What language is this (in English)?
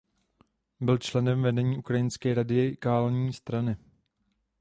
Czech